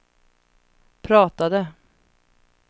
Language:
Swedish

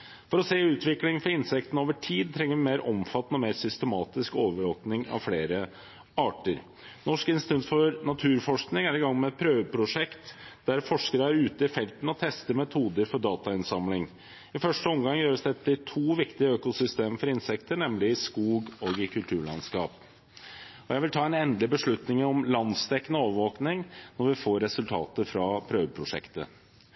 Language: Norwegian Bokmål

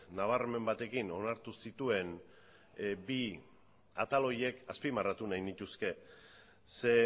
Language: Basque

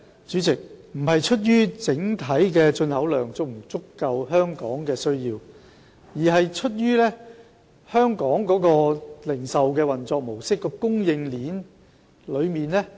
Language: Cantonese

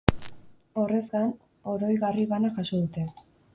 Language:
Basque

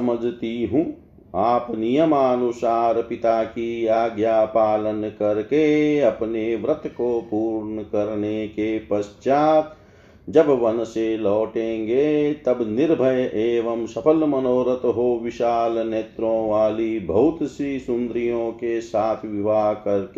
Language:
Hindi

